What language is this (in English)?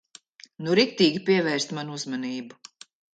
Latvian